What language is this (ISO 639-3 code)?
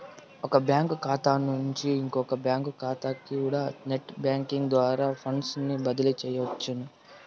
tel